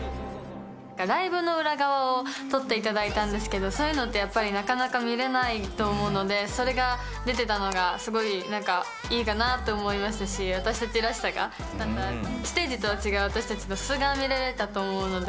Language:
Japanese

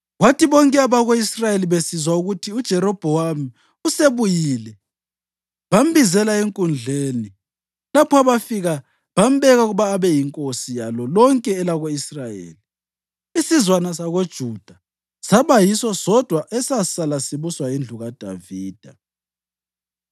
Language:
North Ndebele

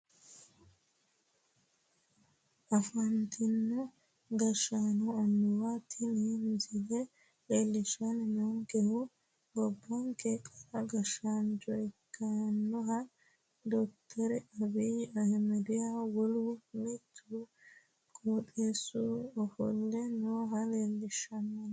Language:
Sidamo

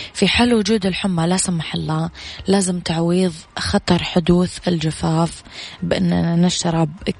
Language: Arabic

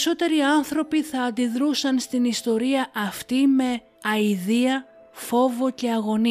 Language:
Greek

